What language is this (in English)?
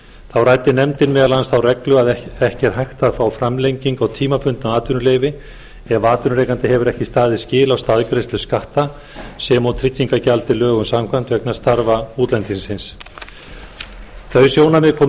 Icelandic